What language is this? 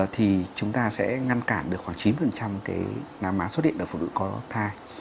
Vietnamese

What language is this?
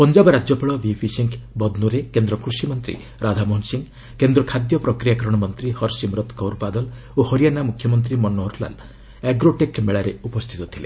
Odia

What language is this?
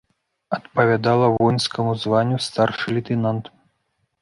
Belarusian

